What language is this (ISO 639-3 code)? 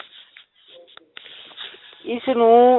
pan